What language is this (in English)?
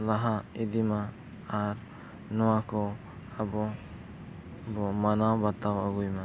Santali